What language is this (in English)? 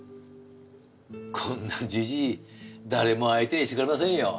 Japanese